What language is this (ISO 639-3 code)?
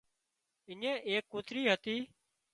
kxp